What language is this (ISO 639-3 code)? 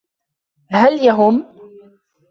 ara